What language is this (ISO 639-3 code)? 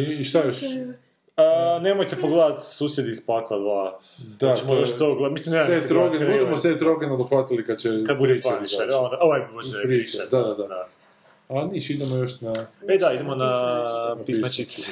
hrv